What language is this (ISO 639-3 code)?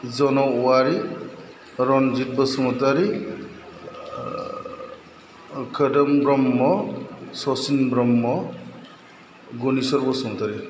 brx